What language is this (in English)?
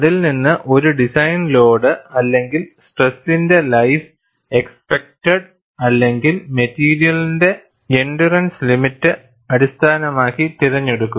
Malayalam